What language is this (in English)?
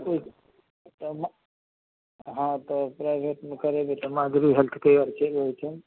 Maithili